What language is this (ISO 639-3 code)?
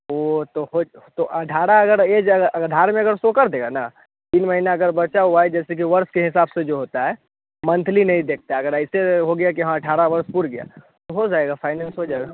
hin